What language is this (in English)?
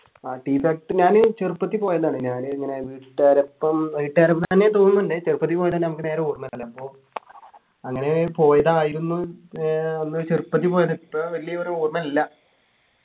Malayalam